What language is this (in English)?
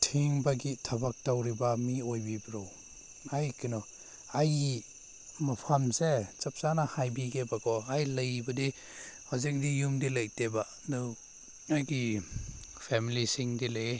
Manipuri